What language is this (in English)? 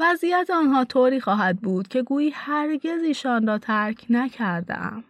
Persian